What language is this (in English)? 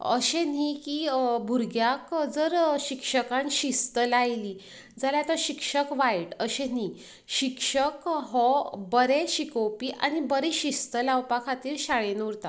Konkani